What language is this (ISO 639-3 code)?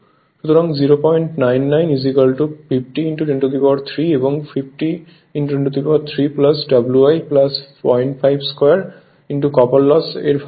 ben